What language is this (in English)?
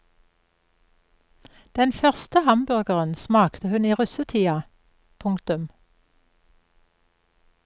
Norwegian